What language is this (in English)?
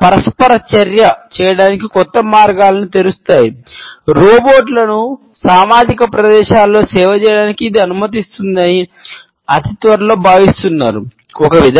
Telugu